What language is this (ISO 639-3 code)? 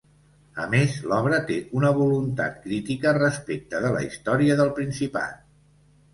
cat